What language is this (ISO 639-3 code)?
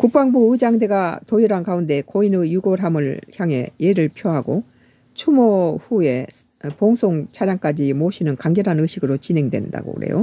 kor